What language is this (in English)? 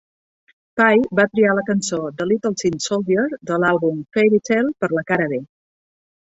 Catalan